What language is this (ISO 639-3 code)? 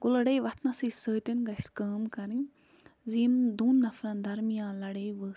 kas